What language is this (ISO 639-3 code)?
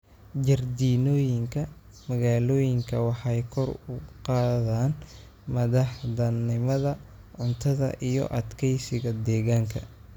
som